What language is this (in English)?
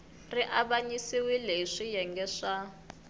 Tsonga